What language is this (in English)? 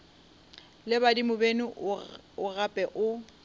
Northern Sotho